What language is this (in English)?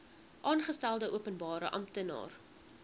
Afrikaans